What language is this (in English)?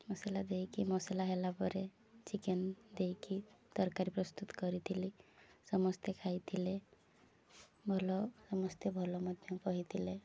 Odia